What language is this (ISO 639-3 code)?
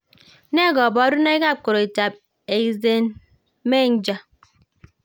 kln